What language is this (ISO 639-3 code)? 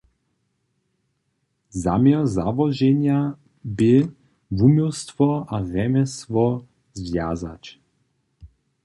hsb